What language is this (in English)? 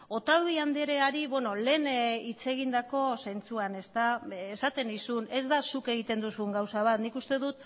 Basque